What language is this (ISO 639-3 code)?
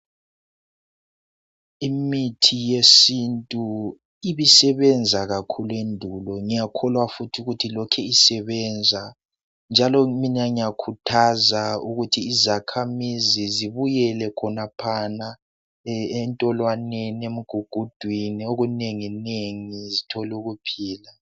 nde